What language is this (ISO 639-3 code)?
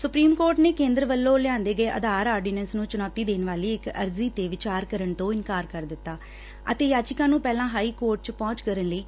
pan